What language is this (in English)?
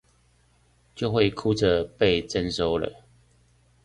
Chinese